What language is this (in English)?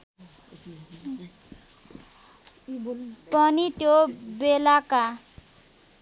Nepali